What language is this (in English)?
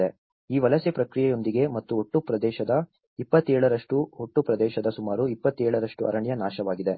Kannada